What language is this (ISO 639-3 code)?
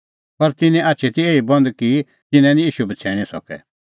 kfx